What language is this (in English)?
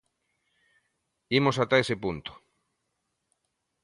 Galician